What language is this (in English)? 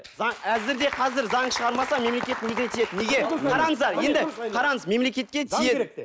Kazakh